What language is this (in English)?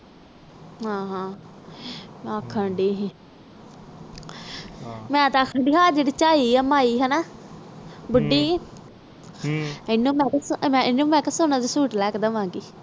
Punjabi